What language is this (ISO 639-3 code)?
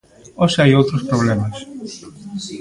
glg